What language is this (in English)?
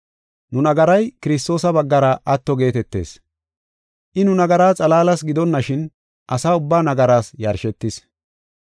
Gofa